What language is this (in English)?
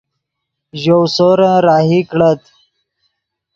Yidgha